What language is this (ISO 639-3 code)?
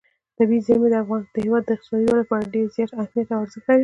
pus